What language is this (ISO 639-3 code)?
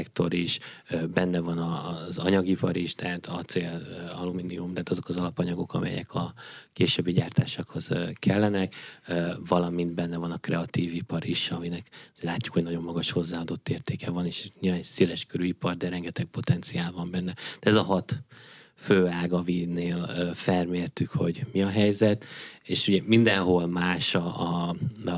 hun